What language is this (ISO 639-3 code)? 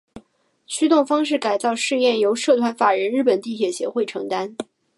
zho